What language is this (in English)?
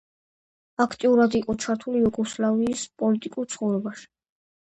Georgian